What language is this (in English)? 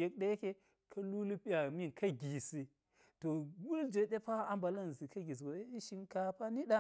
Geji